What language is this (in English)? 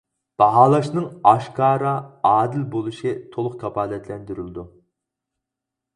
Uyghur